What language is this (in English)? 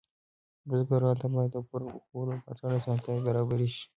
Pashto